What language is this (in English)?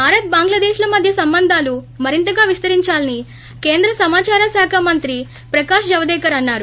Telugu